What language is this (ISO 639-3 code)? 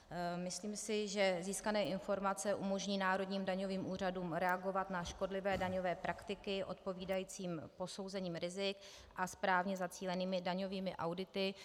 ces